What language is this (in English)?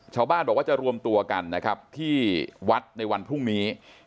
Thai